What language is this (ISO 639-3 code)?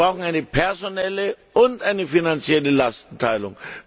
deu